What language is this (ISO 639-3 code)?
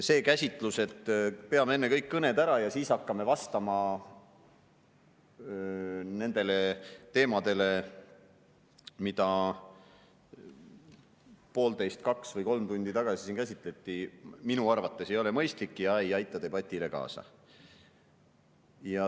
est